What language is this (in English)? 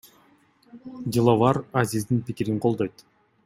Kyrgyz